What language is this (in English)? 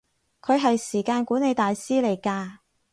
Cantonese